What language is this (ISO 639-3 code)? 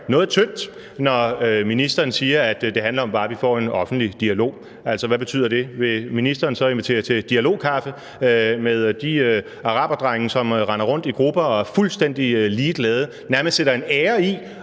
dan